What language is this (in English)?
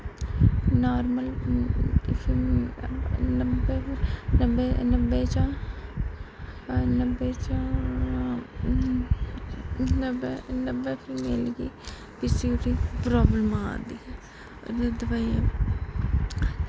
Dogri